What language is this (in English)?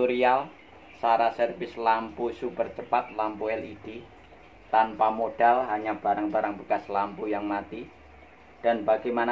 Indonesian